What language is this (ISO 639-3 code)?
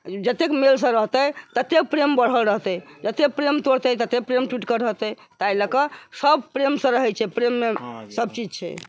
mai